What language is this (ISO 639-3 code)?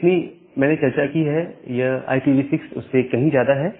hin